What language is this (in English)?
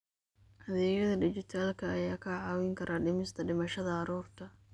Somali